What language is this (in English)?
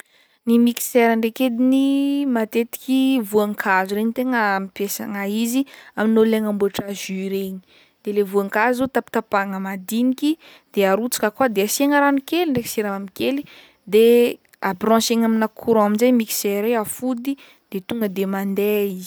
Northern Betsimisaraka Malagasy